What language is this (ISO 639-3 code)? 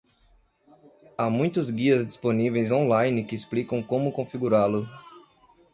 por